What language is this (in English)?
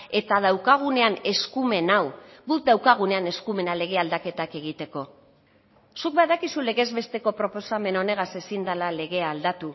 Basque